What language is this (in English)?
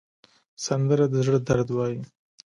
Pashto